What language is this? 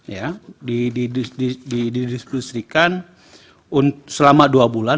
Indonesian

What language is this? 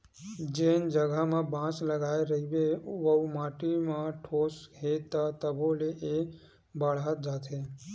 Chhattisgarhi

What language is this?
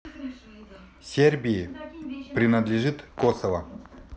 Russian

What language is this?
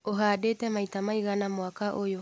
Kikuyu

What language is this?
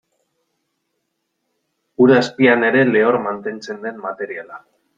Basque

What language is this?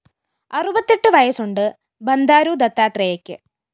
Malayalam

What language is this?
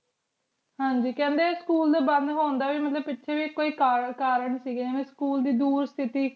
Punjabi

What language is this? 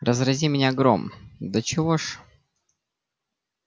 Russian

